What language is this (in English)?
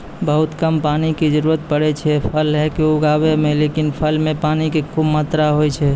Maithili